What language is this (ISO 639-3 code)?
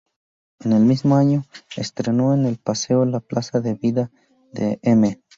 spa